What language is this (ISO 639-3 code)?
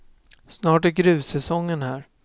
swe